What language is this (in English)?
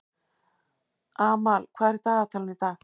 Icelandic